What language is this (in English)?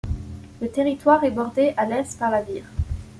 French